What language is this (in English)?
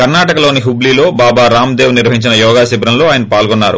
Telugu